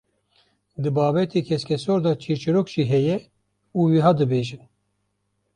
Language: Kurdish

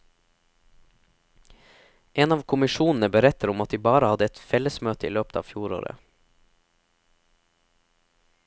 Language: Norwegian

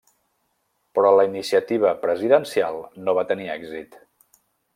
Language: Catalan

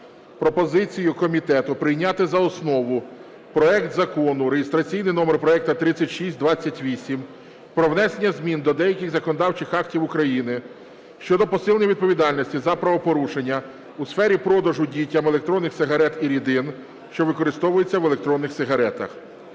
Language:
Ukrainian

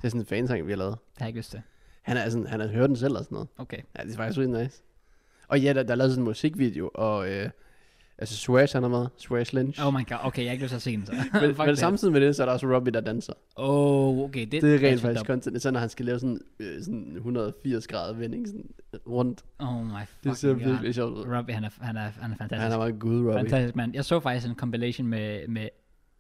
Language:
Danish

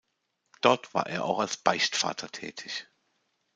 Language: German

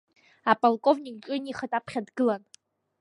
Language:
Abkhazian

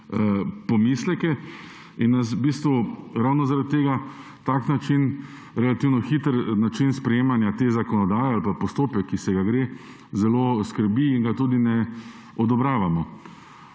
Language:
Slovenian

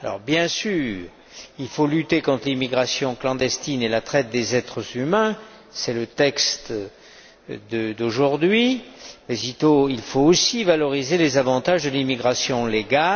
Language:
French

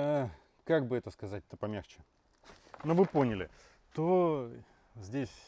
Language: Russian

